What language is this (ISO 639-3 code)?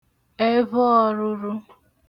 ibo